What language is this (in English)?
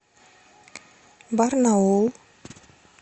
Russian